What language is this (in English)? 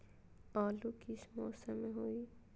Magahi